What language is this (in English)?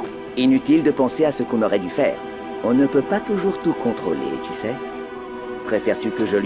French